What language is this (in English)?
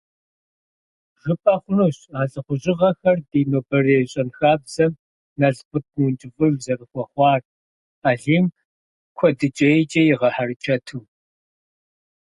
Kabardian